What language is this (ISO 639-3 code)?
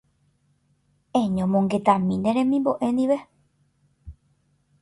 grn